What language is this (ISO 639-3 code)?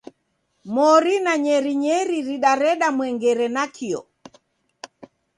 dav